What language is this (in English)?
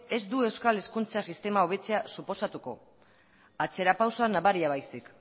Basque